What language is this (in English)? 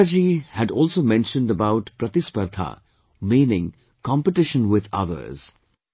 English